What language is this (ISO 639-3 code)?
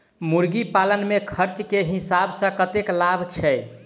mai